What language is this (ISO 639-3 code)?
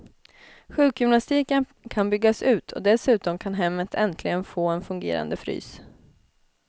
swe